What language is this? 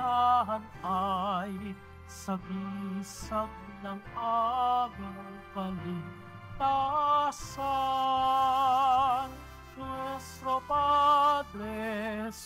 Filipino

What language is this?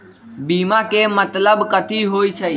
Magahi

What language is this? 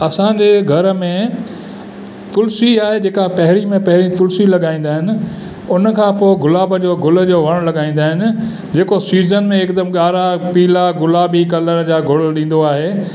Sindhi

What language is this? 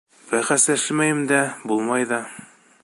Bashkir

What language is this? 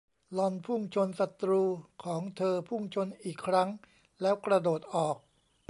Thai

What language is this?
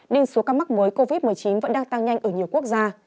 Vietnamese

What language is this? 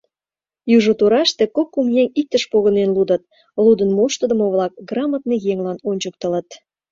Mari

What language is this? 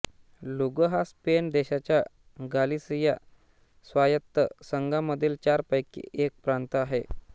Marathi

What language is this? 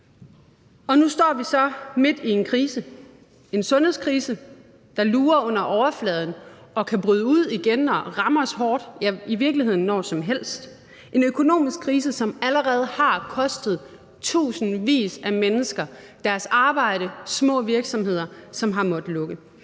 Danish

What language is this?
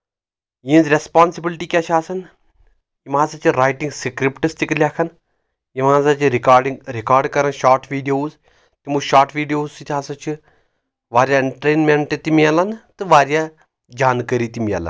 Kashmiri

